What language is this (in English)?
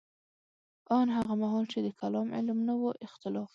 Pashto